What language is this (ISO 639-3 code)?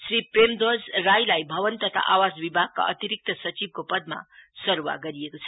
nep